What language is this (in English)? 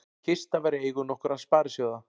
Icelandic